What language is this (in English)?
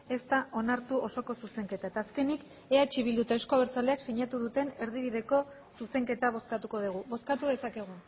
Basque